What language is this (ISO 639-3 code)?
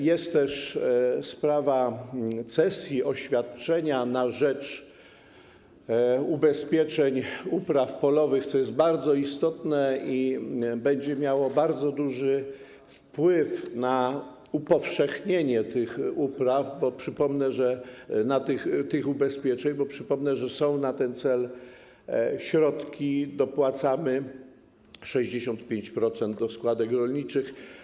pol